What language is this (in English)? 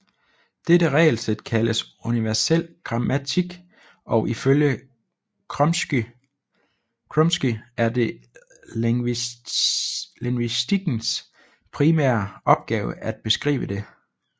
Danish